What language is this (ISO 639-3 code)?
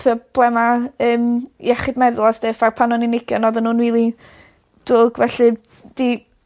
cym